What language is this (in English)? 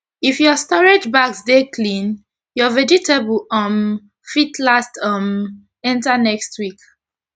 Nigerian Pidgin